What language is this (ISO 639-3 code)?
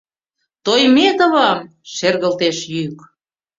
chm